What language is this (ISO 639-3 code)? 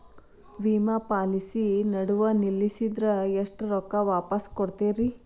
kan